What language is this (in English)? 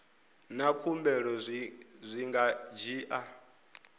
Venda